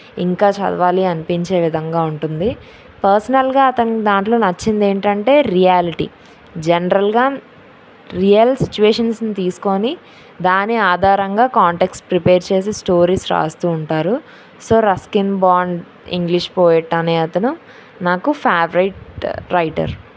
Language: Telugu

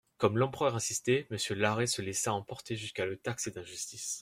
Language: French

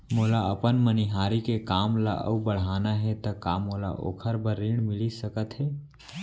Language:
Chhattisgarhi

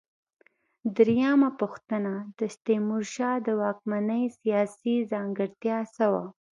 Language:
Pashto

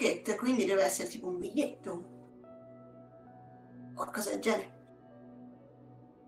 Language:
Italian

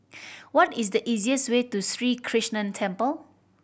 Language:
English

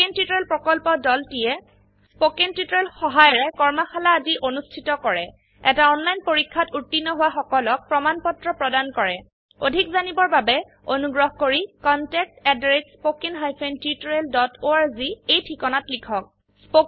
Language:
Assamese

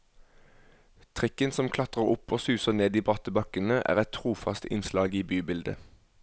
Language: Norwegian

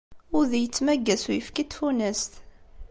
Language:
Kabyle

